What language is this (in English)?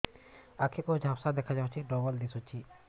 Odia